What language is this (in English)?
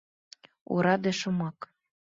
Mari